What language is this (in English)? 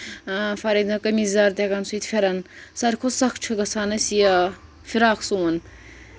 Kashmiri